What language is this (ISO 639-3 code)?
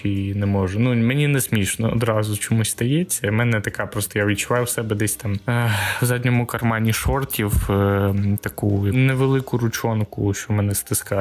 ukr